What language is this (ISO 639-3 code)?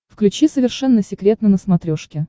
rus